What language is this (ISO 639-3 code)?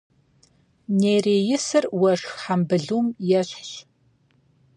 kbd